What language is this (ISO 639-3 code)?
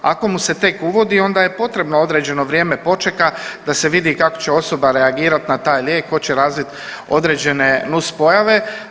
hrv